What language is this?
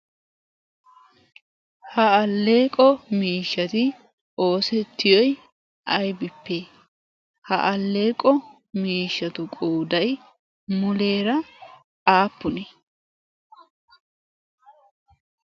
Wolaytta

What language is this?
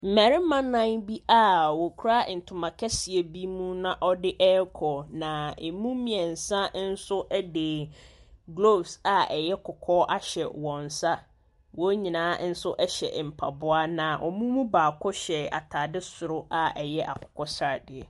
Akan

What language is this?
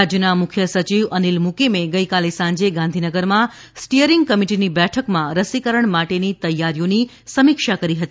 Gujarati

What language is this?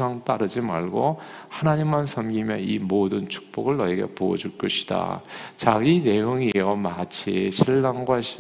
Korean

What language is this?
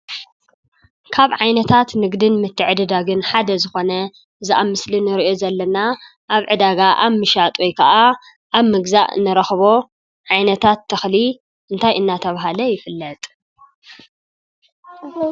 Tigrinya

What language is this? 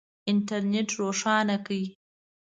Pashto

